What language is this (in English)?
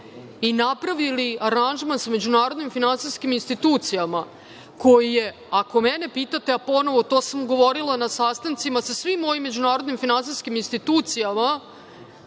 Serbian